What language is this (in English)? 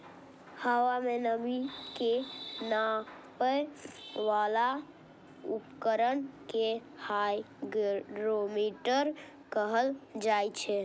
Maithili